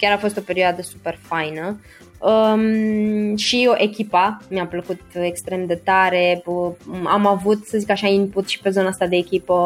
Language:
Romanian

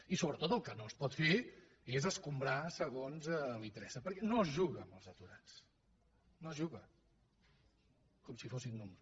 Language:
Catalan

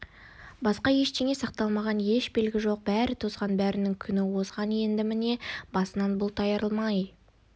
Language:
Kazakh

